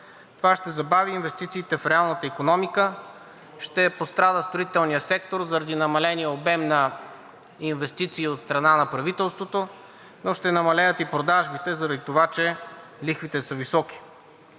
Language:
Bulgarian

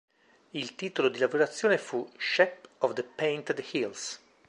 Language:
Italian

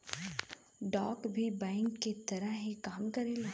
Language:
Bhojpuri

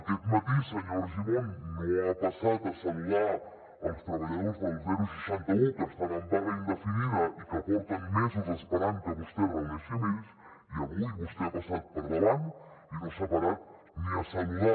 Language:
Catalan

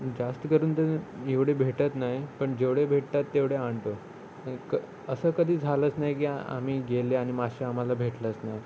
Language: Marathi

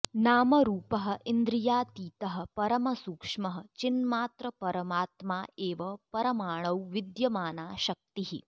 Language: Sanskrit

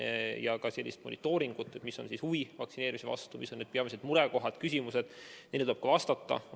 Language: Estonian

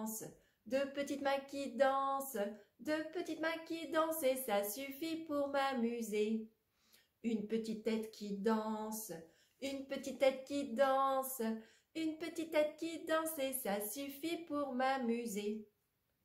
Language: French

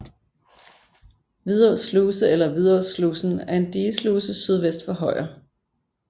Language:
Danish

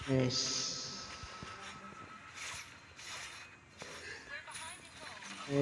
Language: Indonesian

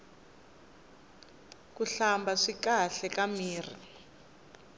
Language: Tsonga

